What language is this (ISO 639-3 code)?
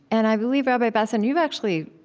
eng